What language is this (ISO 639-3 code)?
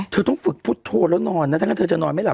tha